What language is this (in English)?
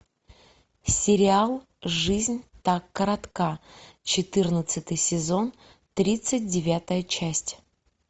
Russian